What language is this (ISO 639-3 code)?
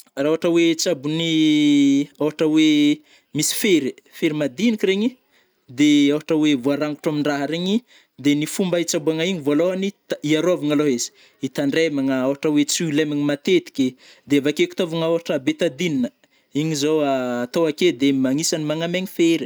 bmm